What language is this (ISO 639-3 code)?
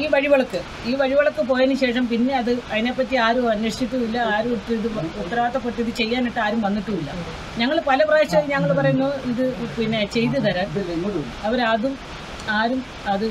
mal